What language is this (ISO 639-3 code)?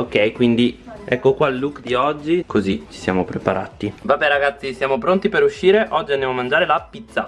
ita